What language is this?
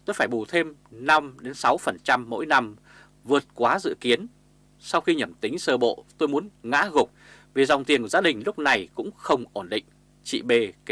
Vietnamese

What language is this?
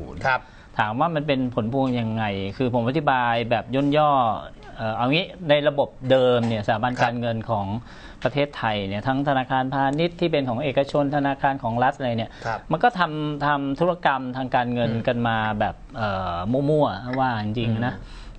Thai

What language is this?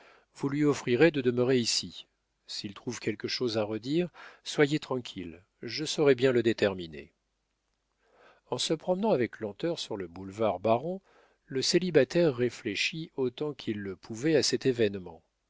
French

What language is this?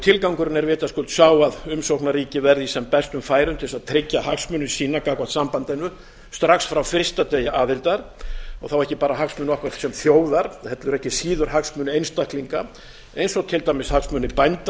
Icelandic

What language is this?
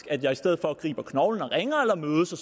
Danish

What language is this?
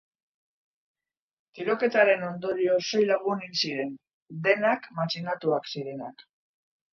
Basque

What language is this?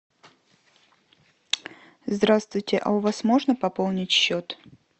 Russian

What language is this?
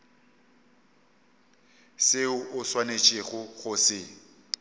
Northern Sotho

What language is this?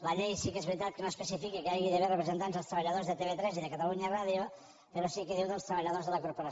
Catalan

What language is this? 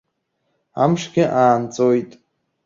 Abkhazian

